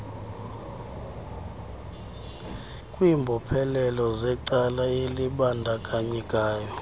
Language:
Xhosa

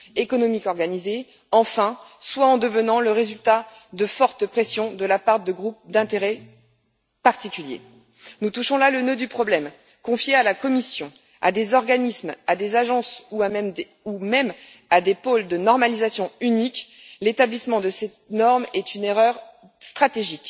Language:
French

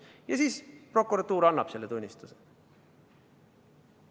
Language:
Estonian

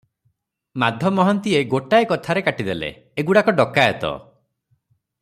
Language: Odia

